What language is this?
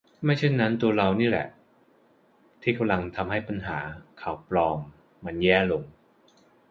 Thai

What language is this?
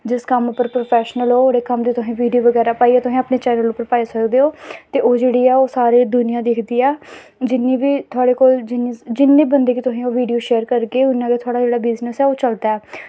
Dogri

